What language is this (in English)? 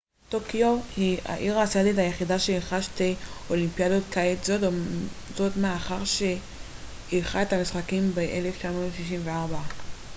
Hebrew